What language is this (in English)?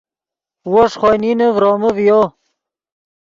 Yidgha